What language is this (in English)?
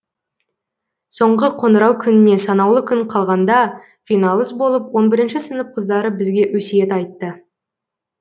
Kazakh